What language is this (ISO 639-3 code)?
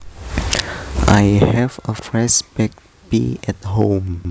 jav